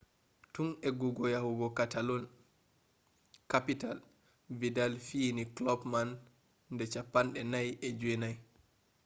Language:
Fula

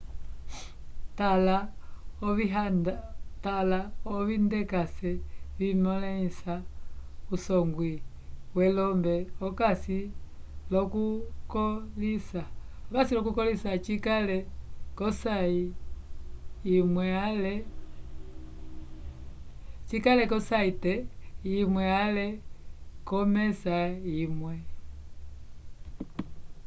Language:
Umbundu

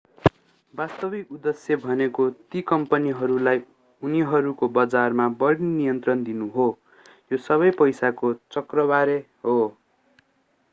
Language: Nepali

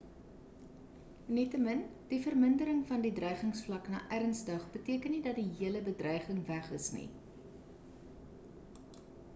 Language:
Afrikaans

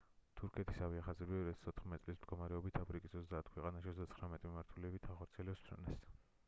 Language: Georgian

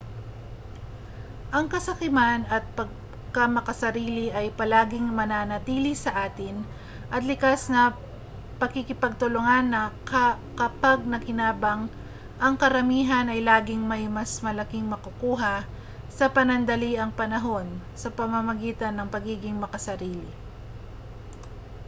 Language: Filipino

